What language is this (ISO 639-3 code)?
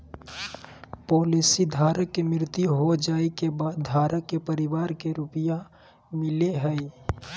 mag